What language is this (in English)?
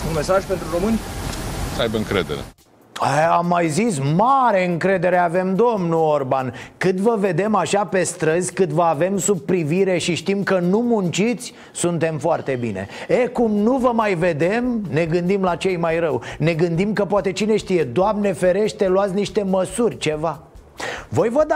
Romanian